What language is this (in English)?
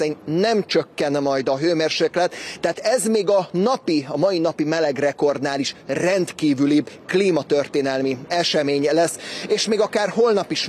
Hungarian